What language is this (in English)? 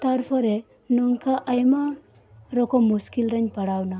Santali